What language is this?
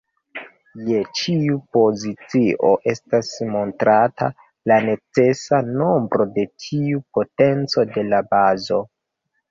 Esperanto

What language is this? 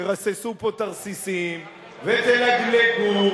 Hebrew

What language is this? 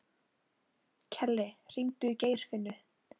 Icelandic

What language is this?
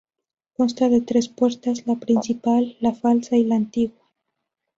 Spanish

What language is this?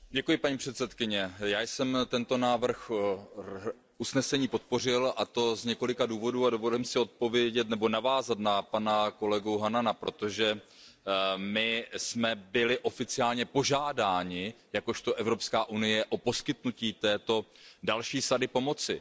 Czech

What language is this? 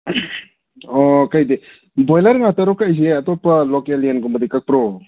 Manipuri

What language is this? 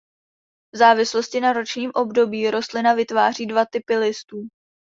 Czech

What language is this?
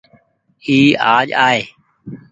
Goaria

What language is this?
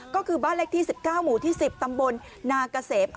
Thai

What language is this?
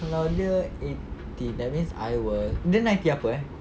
English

